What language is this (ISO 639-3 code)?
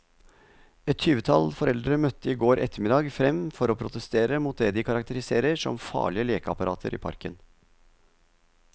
nor